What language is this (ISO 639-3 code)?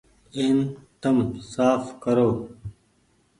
gig